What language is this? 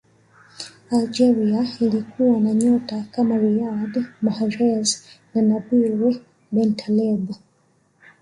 Swahili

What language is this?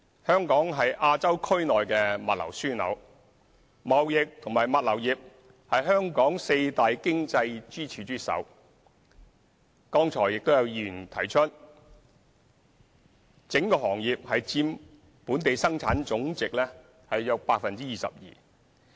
Cantonese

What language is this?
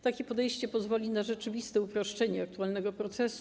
Polish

